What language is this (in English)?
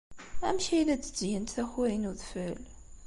Kabyle